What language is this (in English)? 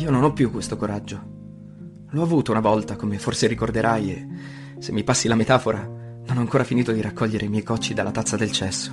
Italian